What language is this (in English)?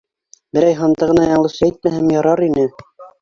Bashkir